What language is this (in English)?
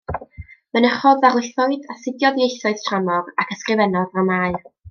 Welsh